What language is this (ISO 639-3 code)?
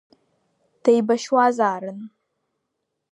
abk